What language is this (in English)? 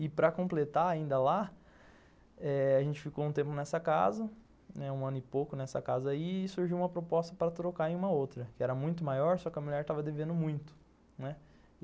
Portuguese